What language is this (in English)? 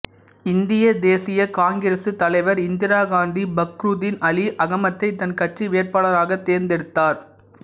Tamil